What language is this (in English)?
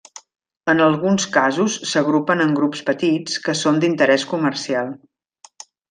Catalan